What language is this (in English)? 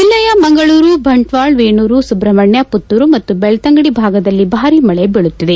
Kannada